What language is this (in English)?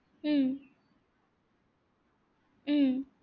Assamese